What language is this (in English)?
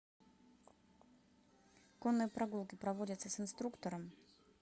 Russian